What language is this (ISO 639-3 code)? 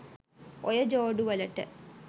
sin